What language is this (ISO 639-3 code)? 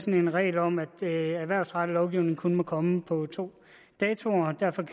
dan